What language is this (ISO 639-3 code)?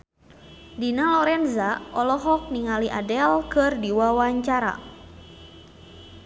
sun